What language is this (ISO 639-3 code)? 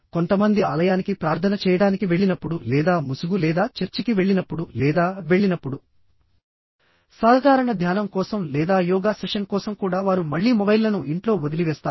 tel